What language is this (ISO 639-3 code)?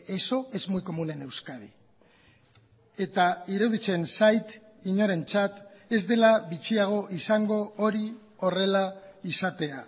eus